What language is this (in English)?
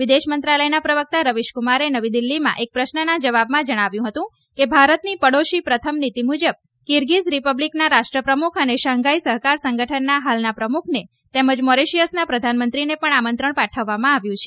Gujarati